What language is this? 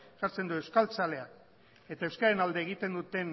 Basque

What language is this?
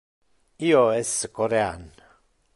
Interlingua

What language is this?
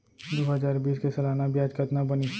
Chhattisgarhi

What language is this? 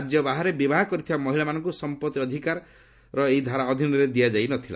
Odia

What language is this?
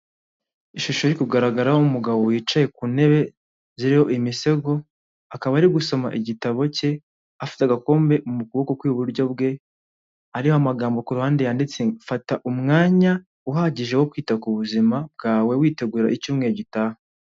Kinyarwanda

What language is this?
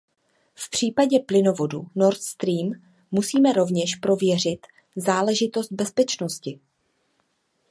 Czech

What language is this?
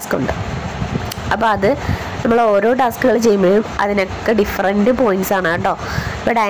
Thai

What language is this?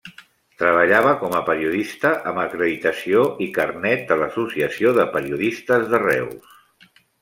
Catalan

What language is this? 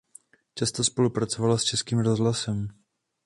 Czech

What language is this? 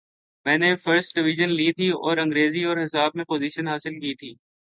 Urdu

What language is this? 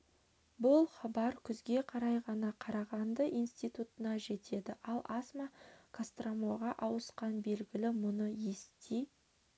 Kazakh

